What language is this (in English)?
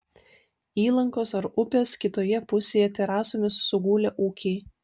Lithuanian